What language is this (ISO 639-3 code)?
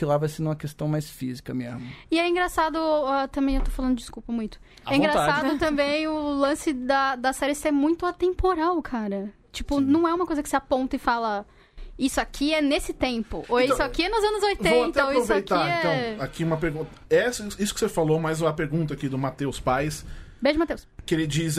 por